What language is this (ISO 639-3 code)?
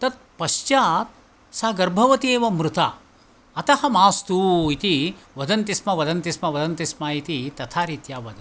san